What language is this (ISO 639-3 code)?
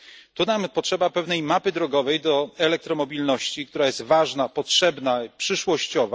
pol